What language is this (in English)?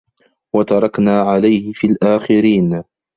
Arabic